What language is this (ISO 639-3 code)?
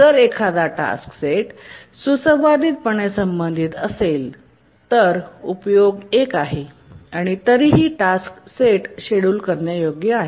mar